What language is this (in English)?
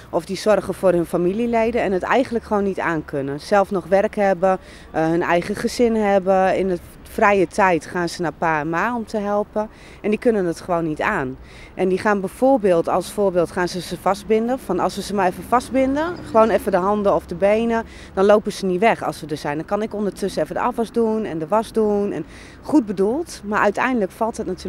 Dutch